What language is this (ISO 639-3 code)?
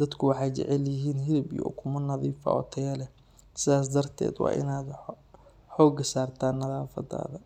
som